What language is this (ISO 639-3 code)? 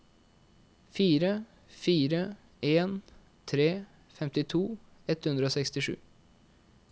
nor